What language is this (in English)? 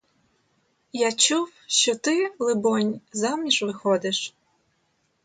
Ukrainian